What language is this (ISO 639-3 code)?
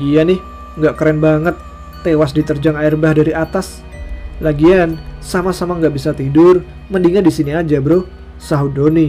ind